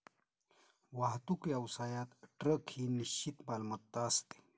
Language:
Marathi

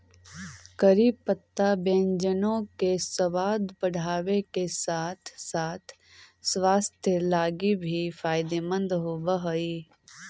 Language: Magahi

